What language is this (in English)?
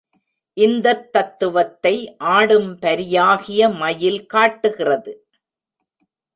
Tamil